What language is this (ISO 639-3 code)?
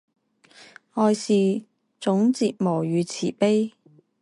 zho